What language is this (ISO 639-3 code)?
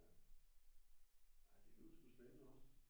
dan